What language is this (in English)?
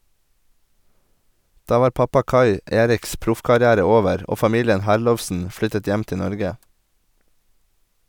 Norwegian